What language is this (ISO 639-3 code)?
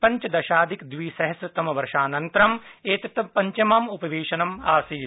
san